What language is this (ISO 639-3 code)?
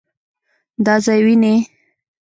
pus